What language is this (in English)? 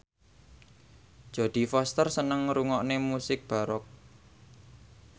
Javanese